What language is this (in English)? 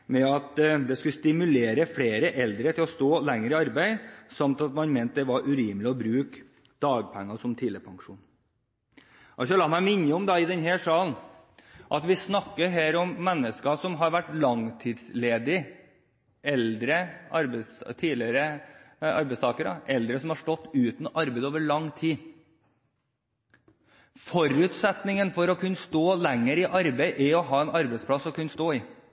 Norwegian Bokmål